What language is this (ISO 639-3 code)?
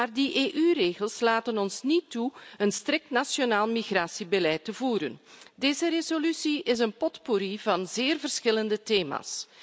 nld